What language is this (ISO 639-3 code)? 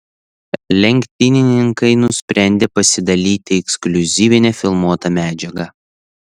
lit